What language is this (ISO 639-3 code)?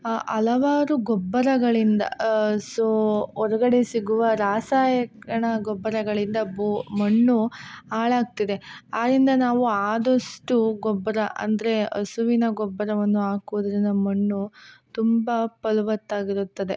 kan